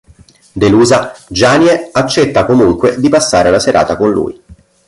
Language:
Italian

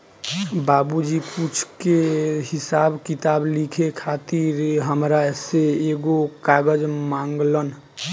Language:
Bhojpuri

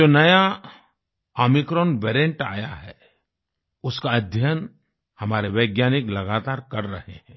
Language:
Hindi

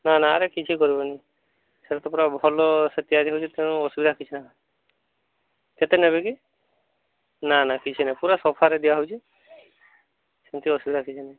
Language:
Odia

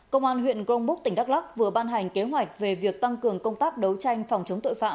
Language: Vietnamese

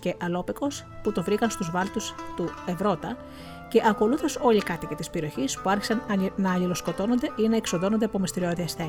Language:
Greek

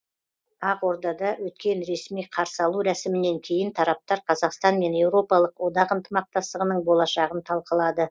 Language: Kazakh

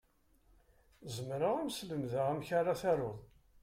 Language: Kabyle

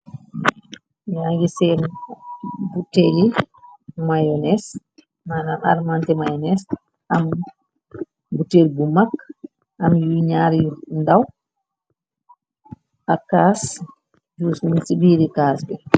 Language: Wolof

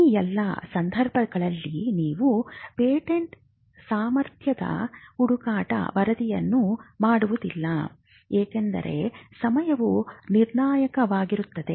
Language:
Kannada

